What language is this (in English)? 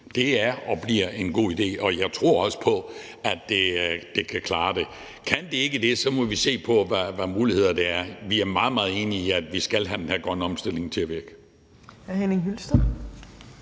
Danish